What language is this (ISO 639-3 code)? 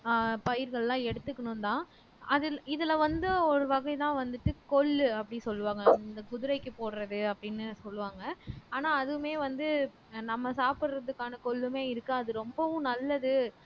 tam